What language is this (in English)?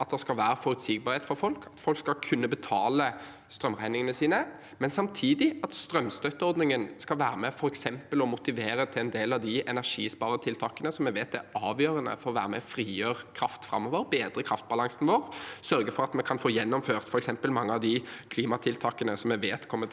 Norwegian